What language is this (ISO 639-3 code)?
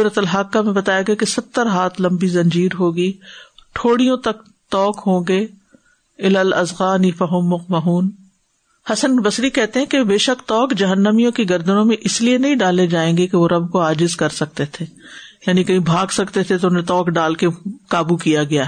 urd